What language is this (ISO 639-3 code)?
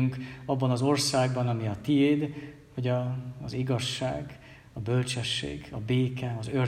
hun